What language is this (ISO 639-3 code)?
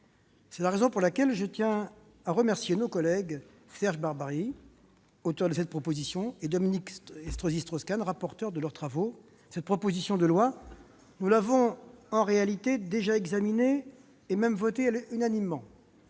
fra